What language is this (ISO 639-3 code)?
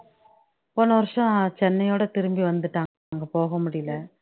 tam